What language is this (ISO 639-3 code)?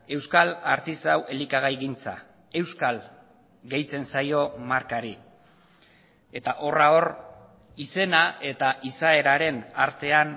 eus